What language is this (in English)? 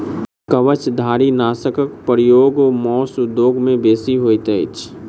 Maithili